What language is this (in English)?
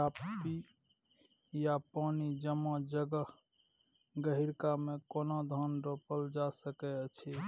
Maithili